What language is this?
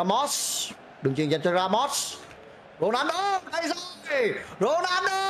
Vietnamese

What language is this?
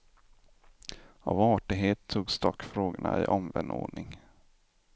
Swedish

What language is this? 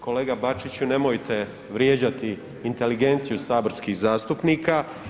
Croatian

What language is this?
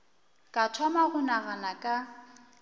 Northern Sotho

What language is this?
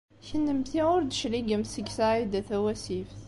Kabyle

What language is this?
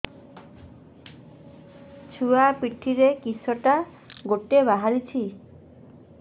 Odia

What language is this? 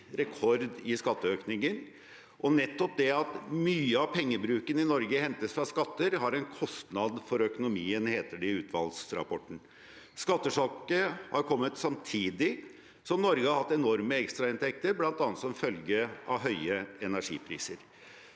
Norwegian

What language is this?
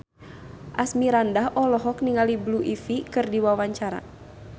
Sundanese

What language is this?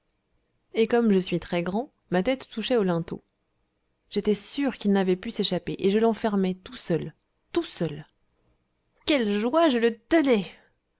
French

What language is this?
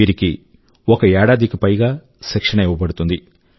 Telugu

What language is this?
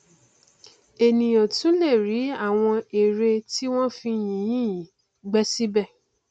Yoruba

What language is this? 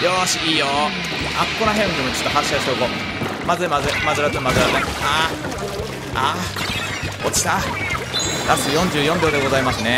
Japanese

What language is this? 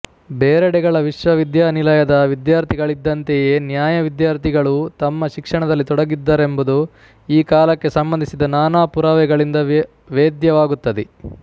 Kannada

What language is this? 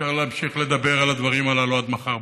Hebrew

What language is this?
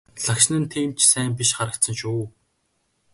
Mongolian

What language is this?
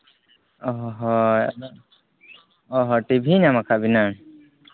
Santali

